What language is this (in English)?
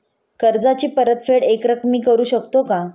Marathi